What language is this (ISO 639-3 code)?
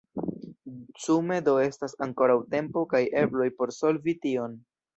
epo